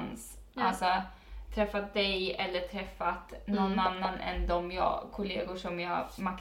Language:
Swedish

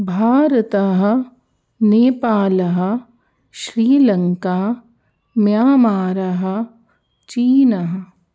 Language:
Sanskrit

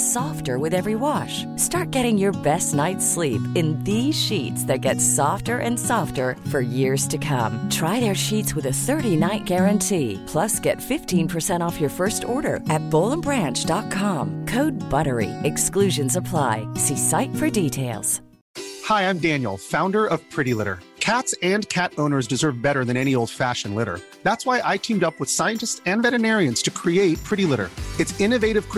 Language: Swedish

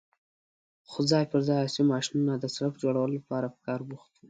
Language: Pashto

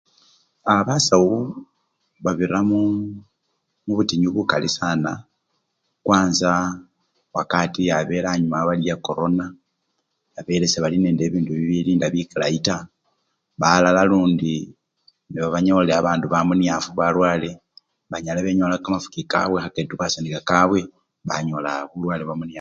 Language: Luyia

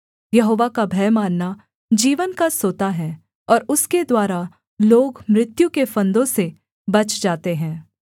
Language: Hindi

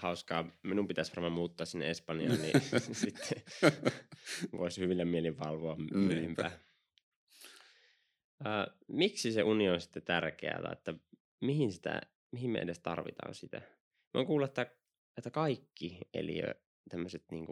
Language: Finnish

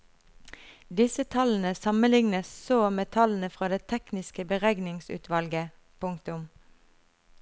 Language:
Norwegian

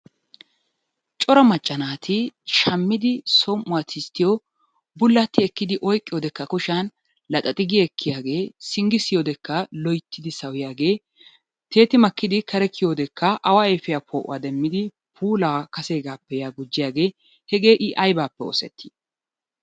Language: Wolaytta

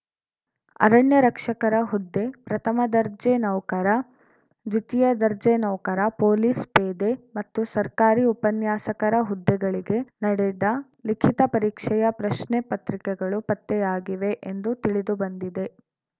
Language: Kannada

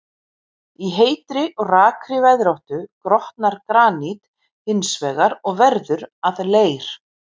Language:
Icelandic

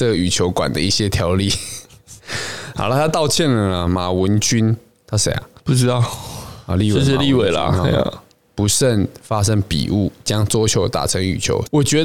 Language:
Chinese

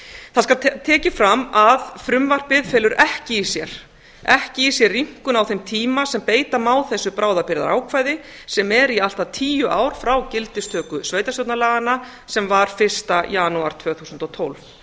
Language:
Icelandic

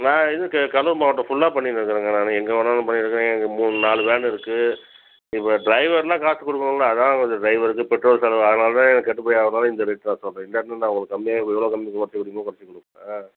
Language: Tamil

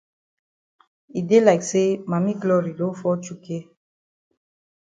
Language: Cameroon Pidgin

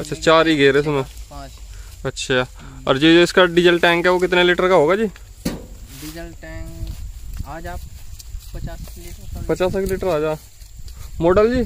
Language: Hindi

